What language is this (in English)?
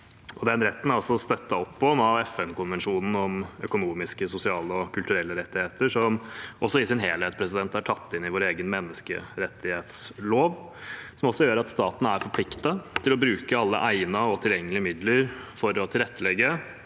Norwegian